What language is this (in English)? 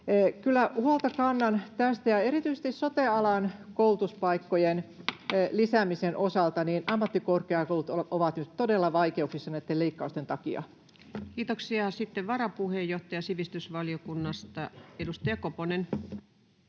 Finnish